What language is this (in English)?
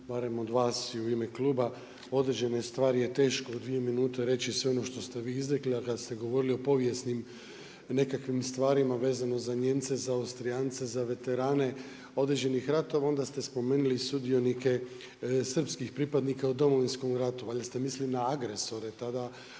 Croatian